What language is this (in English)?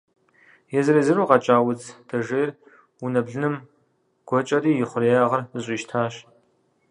Kabardian